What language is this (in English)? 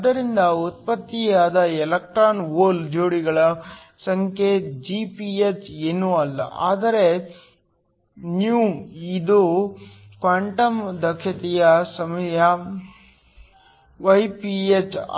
Kannada